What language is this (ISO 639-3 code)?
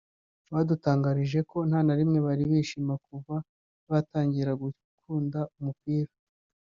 kin